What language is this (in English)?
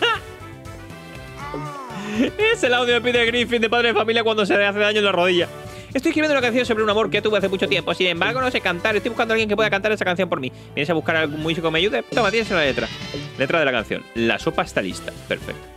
Spanish